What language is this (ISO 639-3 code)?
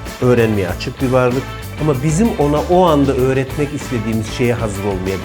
tur